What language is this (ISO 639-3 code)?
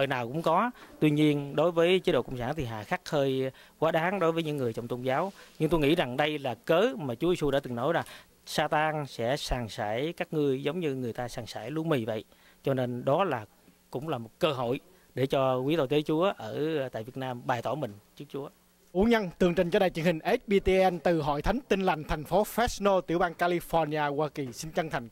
vie